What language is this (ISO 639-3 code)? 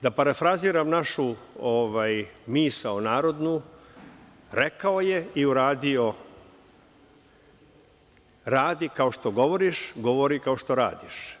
srp